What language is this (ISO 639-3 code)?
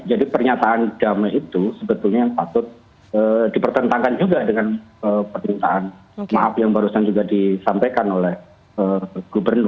ind